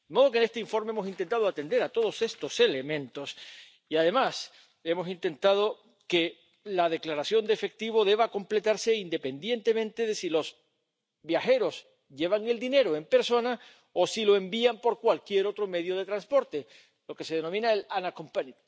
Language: Spanish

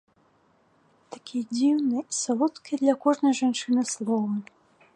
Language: Belarusian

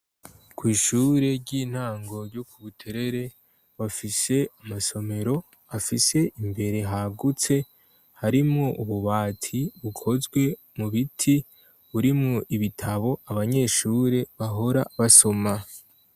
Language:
Rundi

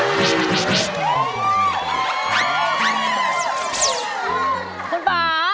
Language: Thai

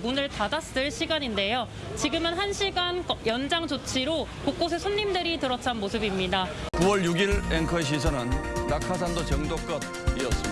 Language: Korean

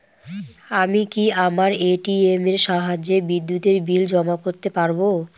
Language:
Bangla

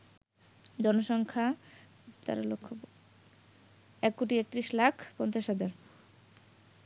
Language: Bangla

